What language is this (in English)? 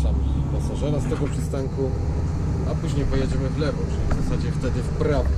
Polish